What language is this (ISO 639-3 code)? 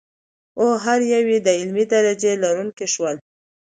pus